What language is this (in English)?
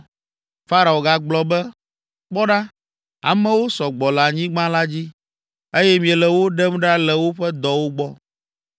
Ewe